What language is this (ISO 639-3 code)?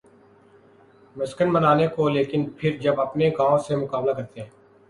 urd